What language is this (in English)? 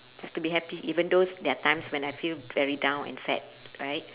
English